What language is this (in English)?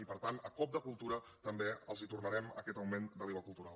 Catalan